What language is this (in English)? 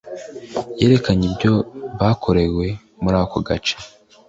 Kinyarwanda